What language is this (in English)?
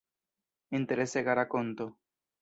Esperanto